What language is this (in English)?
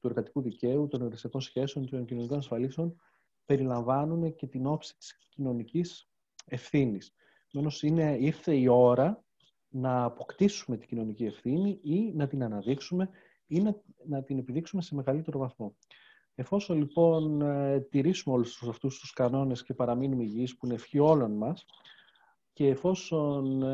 Greek